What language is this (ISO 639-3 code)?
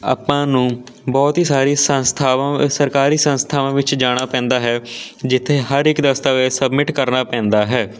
pan